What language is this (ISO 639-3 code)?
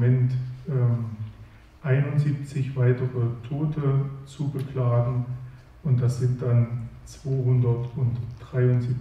deu